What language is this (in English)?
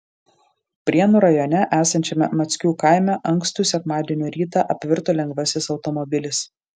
Lithuanian